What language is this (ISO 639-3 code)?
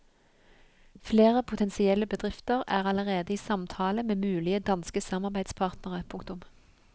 nor